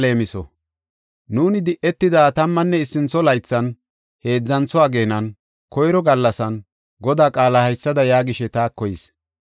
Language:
Gofa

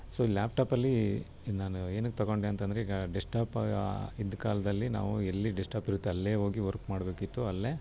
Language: Kannada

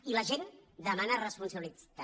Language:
Catalan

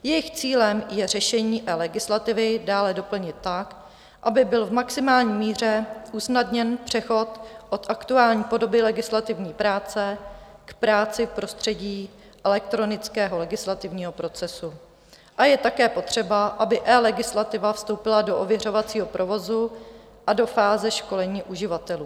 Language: Czech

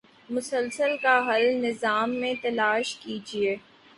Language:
Urdu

